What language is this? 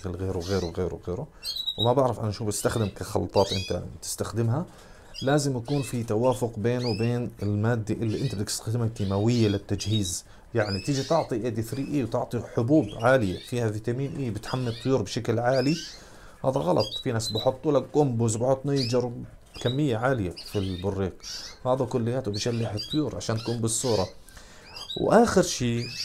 Arabic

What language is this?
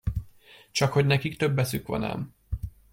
Hungarian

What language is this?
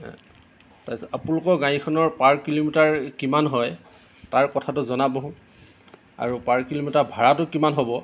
Assamese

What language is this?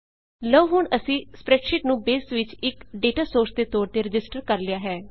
Punjabi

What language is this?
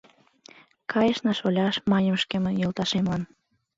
Mari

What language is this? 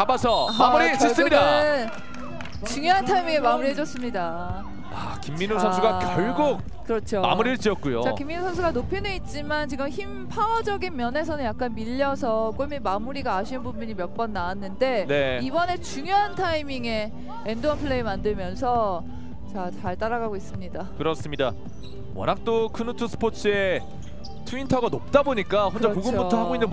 Korean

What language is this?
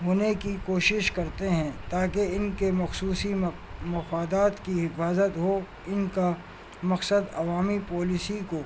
Urdu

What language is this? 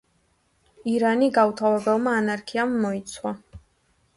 Georgian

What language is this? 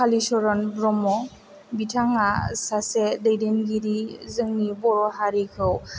Bodo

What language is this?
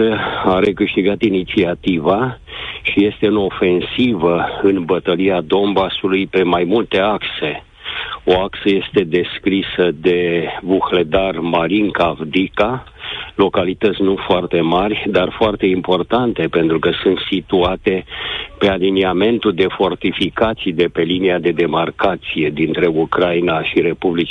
Romanian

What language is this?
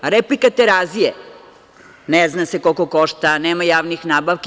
Serbian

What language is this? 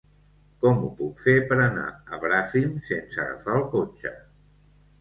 Catalan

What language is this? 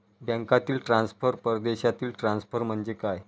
Marathi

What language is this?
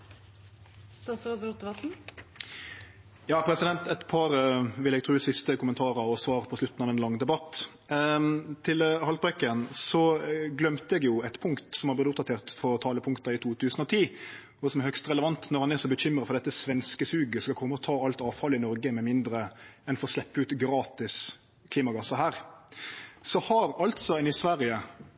Norwegian Nynorsk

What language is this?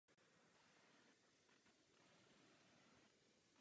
Czech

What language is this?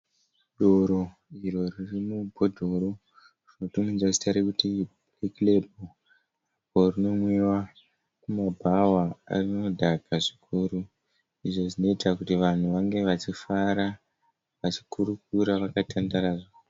Shona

